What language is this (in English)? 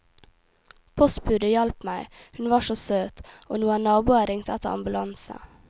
Norwegian